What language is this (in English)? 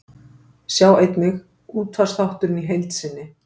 Icelandic